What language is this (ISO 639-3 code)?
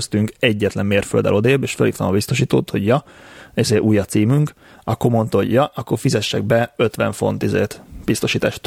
hun